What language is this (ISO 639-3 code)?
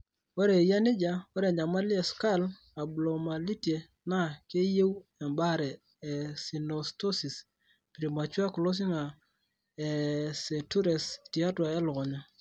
mas